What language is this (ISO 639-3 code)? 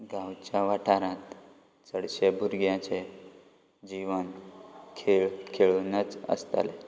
kok